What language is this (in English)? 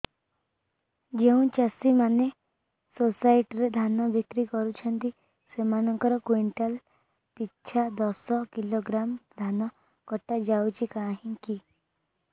Odia